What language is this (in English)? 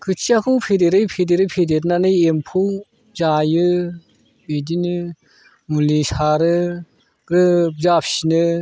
Bodo